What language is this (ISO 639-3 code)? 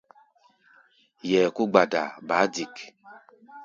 gba